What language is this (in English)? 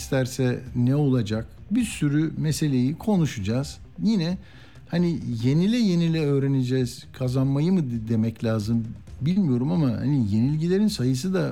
Turkish